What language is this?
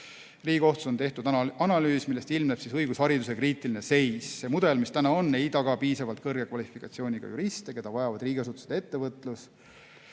Estonian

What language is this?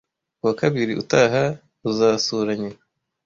Kinyarwanda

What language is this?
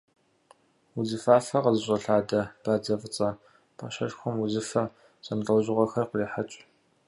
Kabardian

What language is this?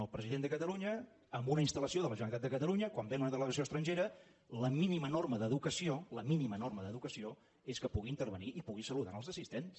Catalan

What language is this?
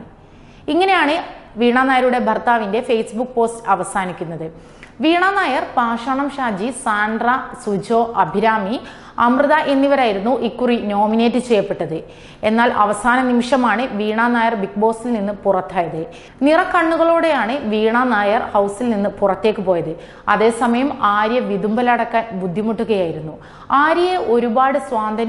Romanian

